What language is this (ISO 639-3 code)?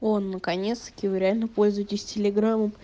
rus